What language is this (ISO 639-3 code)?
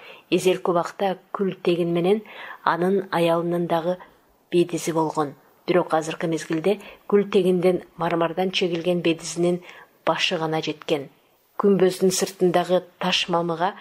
tur